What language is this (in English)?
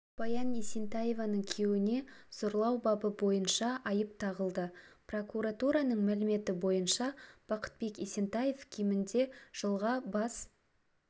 Kazakh